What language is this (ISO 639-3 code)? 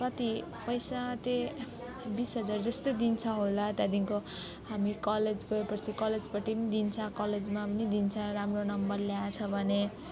nep